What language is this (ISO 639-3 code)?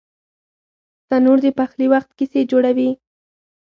pus